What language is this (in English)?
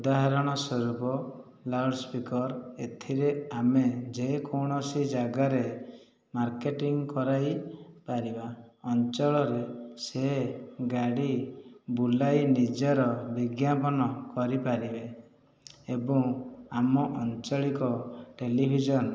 Odia